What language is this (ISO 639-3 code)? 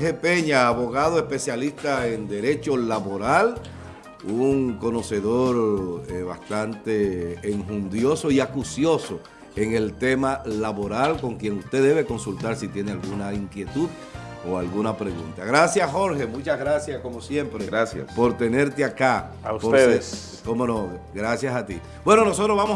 spa